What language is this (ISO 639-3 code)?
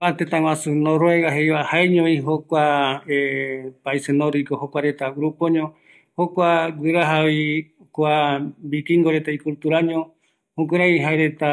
gui